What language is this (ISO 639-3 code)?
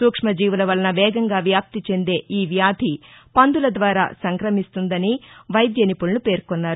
tel